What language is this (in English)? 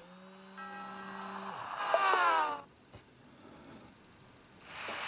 German